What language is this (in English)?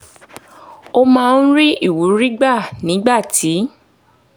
Yoruba